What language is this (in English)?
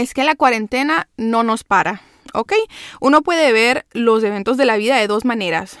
Spanish